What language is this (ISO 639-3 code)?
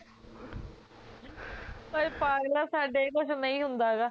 pan